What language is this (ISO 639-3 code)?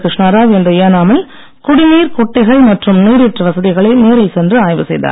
tam